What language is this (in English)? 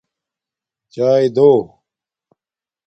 Domaaki